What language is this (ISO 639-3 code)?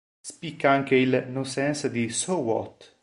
ita